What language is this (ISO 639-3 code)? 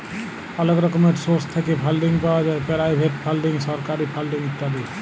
ben